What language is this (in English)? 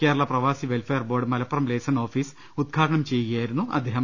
Malayalam